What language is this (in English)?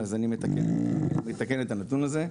Hebrew